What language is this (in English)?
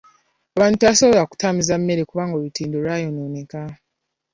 Ganda